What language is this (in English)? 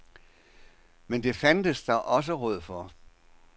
Danish